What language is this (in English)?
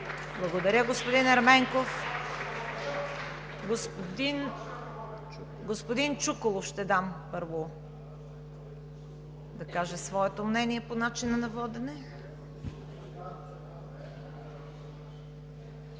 Bulgarian